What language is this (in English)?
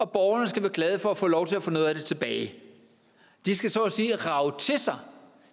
Danish